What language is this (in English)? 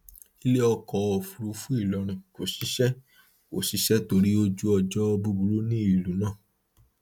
Yoruba